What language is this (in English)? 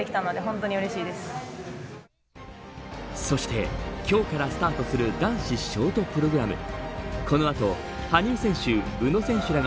Japanese